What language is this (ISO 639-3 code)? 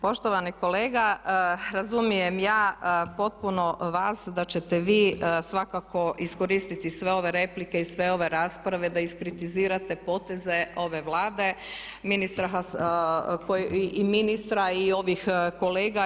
hrv